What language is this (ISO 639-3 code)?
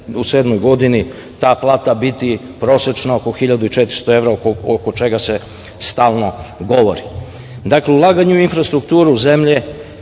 srp